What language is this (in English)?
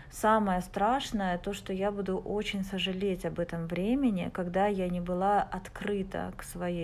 Russian